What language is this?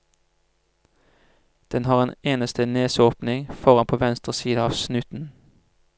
Norwegian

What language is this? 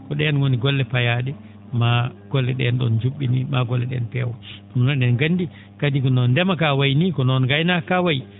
Fula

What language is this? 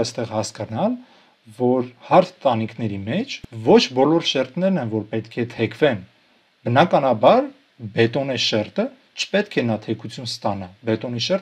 Romanian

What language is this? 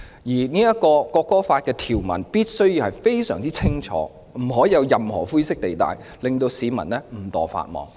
Cantonese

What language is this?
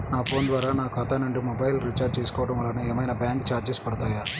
Telugu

